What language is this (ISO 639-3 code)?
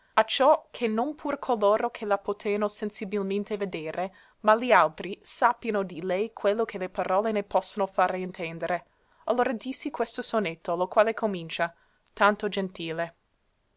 ita